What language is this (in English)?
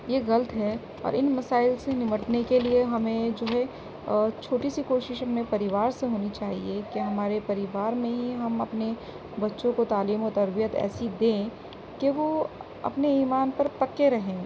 Urdu